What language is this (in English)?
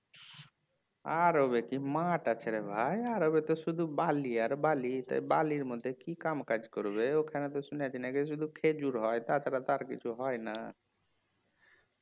Bangla